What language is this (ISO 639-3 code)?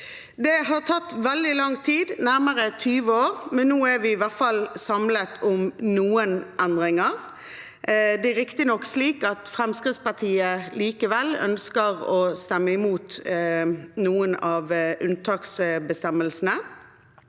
nor